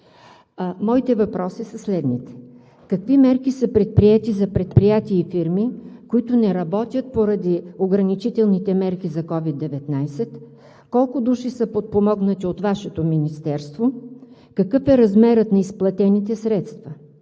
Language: Bulgarian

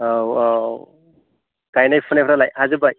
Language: Bodo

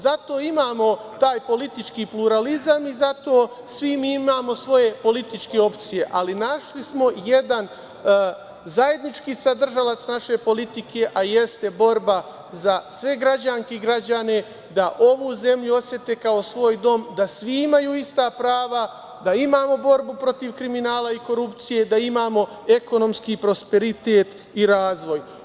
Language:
Serbian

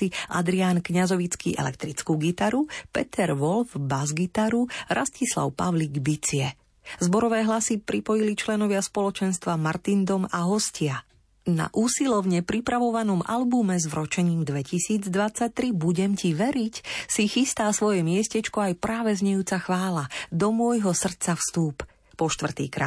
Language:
Slovak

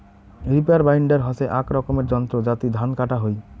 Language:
Bangla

